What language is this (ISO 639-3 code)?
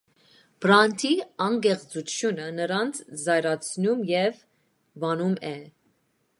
hye